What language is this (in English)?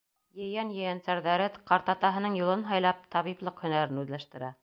Bashkir